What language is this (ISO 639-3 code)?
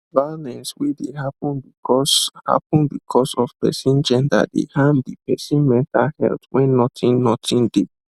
pcm